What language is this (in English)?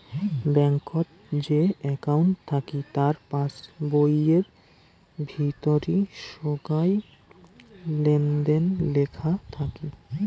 Bangla